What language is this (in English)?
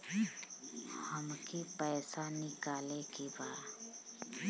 Bhojpuri